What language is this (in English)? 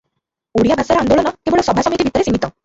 Odia